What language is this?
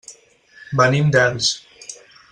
Catalan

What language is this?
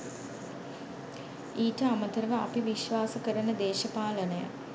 Sinhala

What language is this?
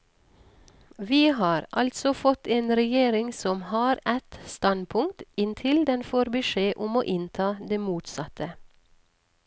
Norwegian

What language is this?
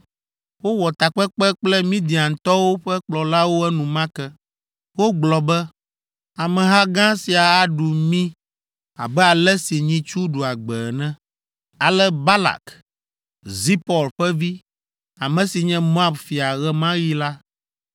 Ewe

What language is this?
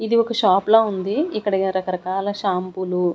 Telugu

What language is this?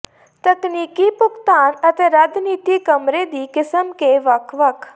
Punjabi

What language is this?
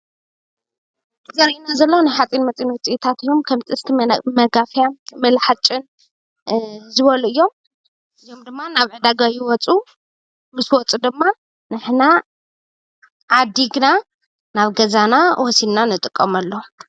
Tigrinya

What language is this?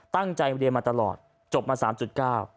Thai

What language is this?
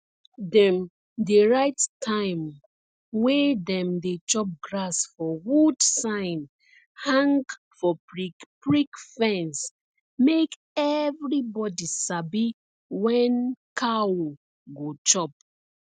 Nigerian Pidgin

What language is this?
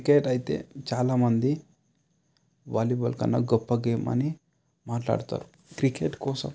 Telugu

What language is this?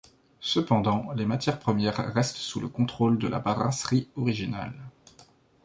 French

